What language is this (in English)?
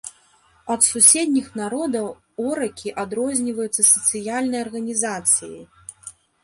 Belarusian